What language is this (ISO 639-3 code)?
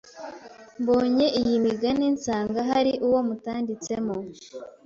kin